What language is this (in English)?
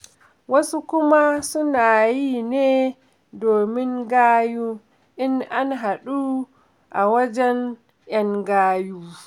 Hausa